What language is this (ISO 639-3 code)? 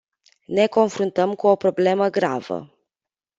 ron